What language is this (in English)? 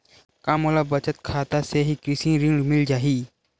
Chhattisgarhi